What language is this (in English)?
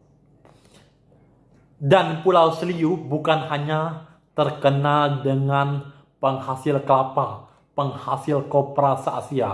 Indonesian